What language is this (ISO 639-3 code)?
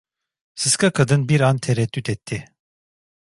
tur